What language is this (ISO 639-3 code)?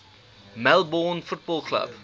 eng